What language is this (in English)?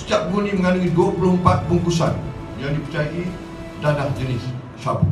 Malay